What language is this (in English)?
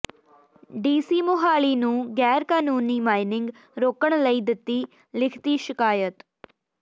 Punjabi